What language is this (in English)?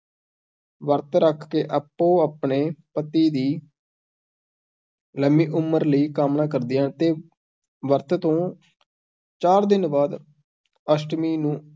Punjabi